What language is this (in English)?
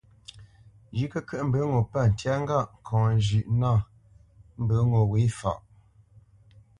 Bamenyam